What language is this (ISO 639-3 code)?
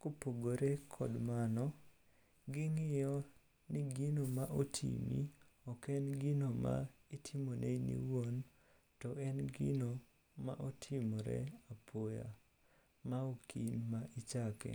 luo